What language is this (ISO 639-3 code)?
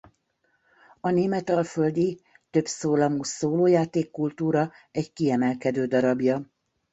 hun